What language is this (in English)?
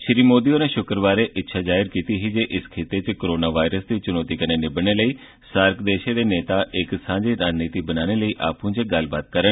Dogri